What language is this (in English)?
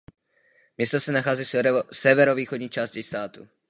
Czech